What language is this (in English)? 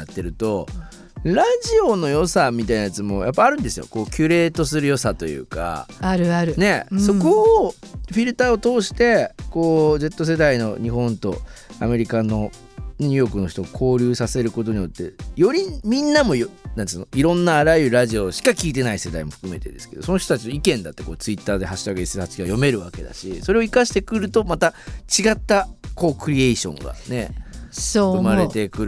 Japanese